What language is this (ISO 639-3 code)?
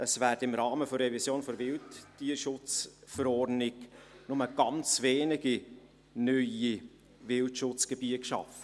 gsw